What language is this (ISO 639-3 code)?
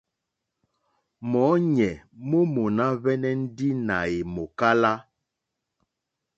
bri